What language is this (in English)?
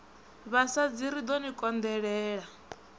Venda